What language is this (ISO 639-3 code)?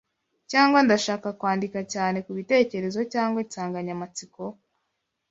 kin